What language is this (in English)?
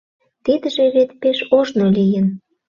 Mari